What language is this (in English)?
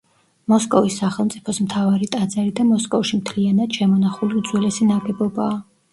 Georgian